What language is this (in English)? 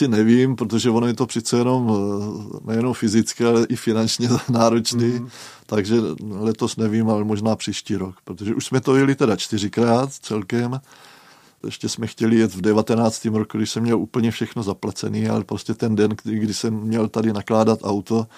Czech